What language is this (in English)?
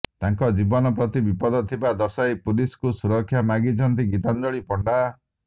Odia